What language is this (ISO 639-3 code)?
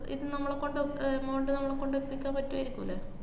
mal